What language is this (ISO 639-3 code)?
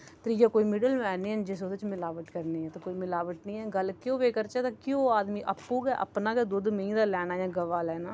doi